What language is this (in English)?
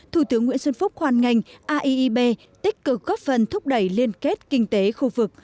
Vietnamese